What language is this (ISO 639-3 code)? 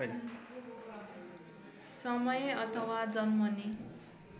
nep